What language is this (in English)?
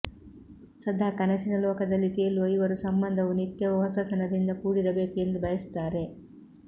Kannada